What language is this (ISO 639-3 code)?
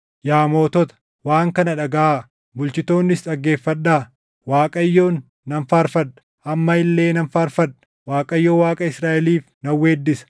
orm